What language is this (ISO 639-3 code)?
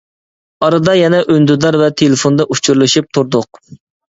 uig